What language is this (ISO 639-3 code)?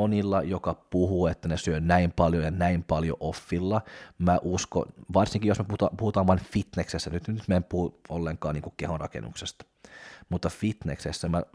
fin